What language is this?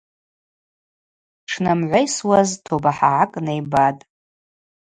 Abaza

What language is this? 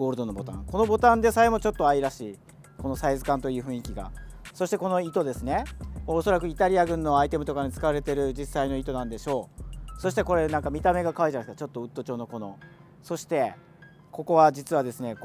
Japanese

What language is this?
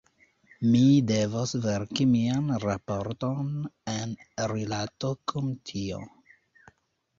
Esperanto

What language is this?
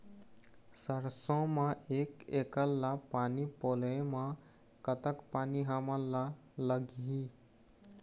Chhattisgarhi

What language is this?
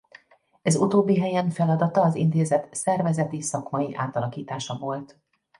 Hungarian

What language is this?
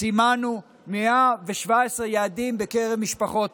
Hebrew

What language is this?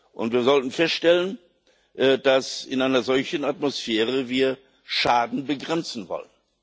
German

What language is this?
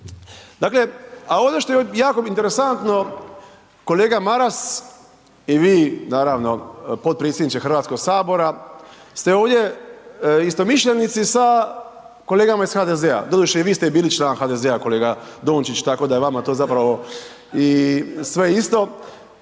Croatian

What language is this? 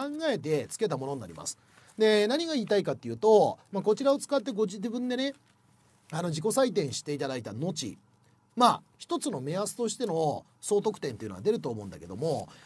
Japanese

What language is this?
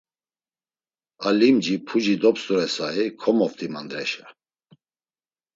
Laz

